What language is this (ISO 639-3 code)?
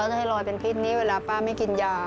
tha